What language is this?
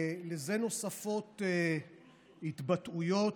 Hebrew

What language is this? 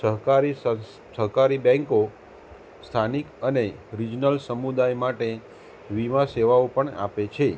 Gujarati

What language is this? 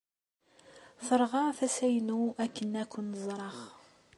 Kabyle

